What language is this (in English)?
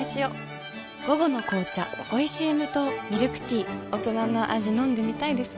Japanese